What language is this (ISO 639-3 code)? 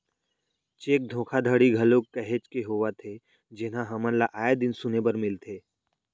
hne